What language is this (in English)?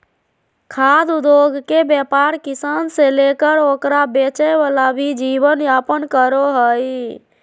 Magahi